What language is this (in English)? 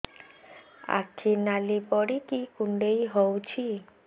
Odia